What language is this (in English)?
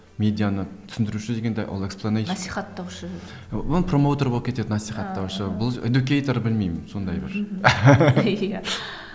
Kazakh